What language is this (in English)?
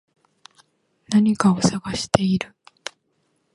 Japanese